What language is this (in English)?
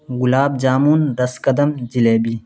Urdu